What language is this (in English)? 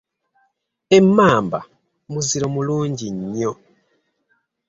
Ganda